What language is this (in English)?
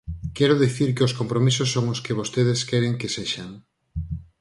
Galician